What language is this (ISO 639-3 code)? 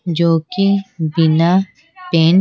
hin